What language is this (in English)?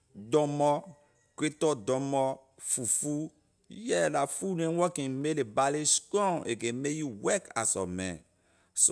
Liberian English